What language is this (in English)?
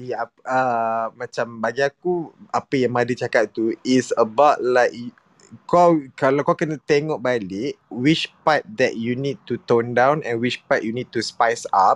Malay